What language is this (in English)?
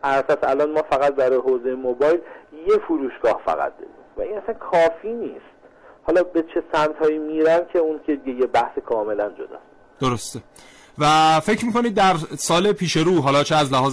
Persian